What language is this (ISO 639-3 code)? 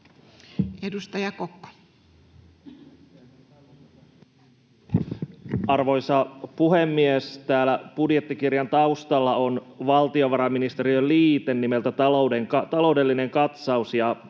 fin